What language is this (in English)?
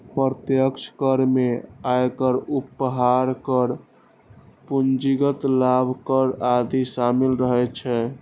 Maithili